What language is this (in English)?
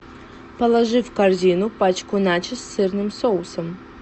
Russian